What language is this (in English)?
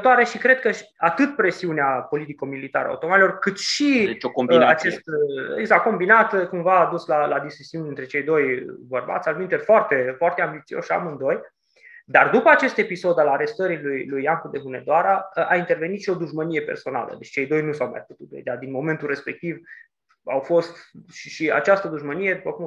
Romanian